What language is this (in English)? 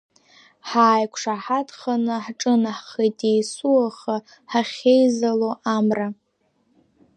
Abkhazian